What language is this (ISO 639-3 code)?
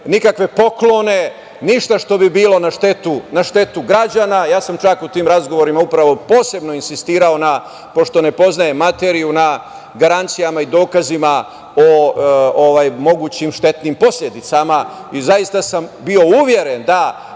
srp